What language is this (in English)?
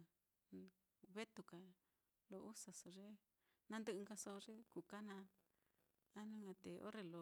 Mitlatongo Mixtec